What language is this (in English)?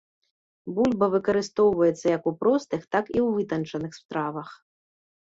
Belarusian